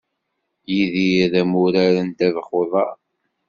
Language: Kabyle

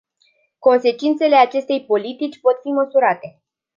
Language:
Romanian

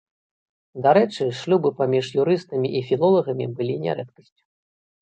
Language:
Belarusian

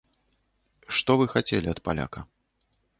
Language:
Belarusian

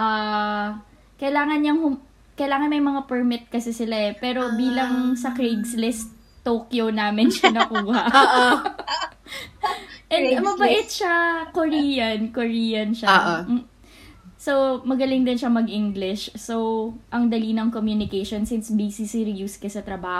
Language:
Filipino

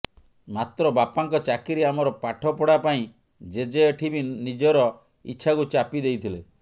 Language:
Odia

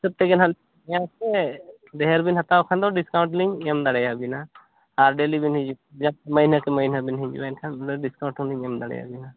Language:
Santali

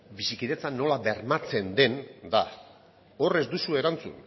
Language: Basque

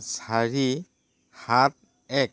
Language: Assamese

